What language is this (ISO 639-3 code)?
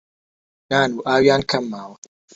ckb